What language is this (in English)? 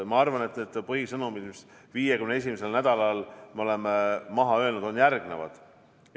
Estonian